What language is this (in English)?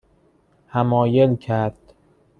Persian